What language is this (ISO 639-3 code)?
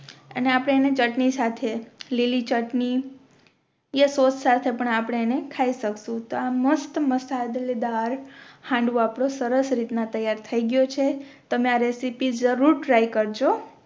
guj